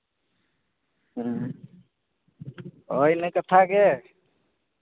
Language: Santali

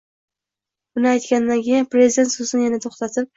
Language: Uzbek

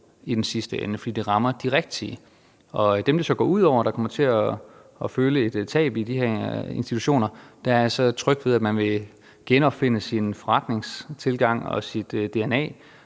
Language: Danish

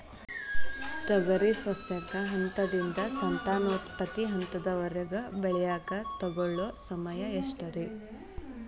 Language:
Kannada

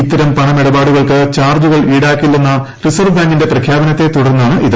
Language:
Malayalam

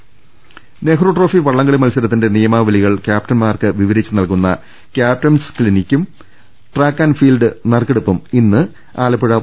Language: Malayalam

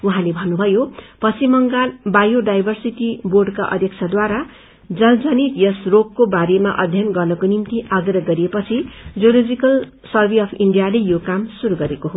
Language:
Nepali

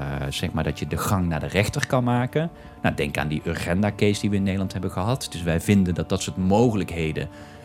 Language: Dutch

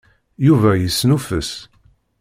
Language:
Kabyle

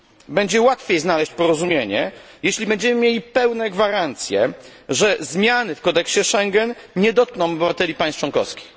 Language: Polish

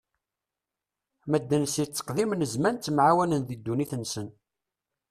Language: Kabyle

